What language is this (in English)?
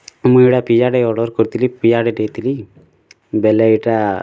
Odia